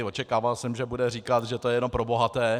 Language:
Czech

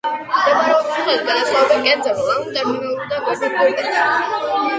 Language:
Georgian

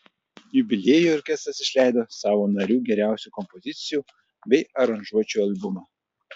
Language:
Lithuanian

